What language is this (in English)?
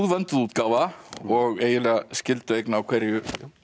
Icelandic